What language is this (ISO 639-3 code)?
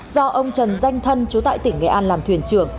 vie